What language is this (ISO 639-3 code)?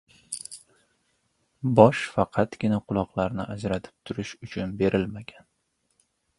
uzb